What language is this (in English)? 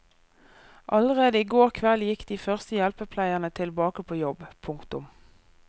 Norwegian